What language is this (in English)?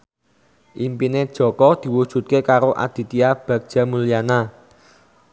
Javanese